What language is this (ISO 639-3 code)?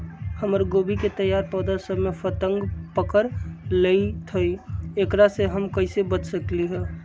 mag